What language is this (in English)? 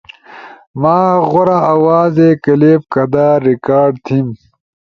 Ushojo